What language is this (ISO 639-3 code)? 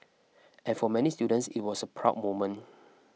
eng